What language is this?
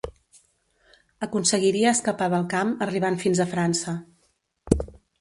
Catalan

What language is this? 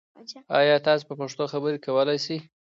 Pashto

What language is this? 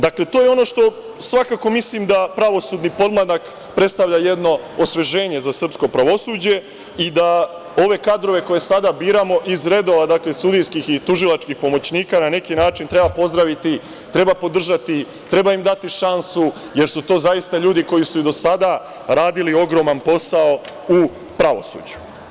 Serbian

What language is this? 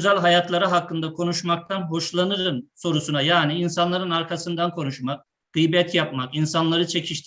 Turkish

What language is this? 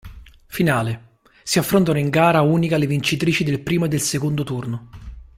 Italian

